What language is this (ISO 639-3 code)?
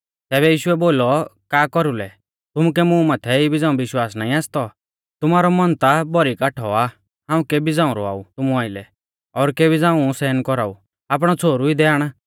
bfz